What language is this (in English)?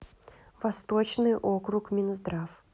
Russian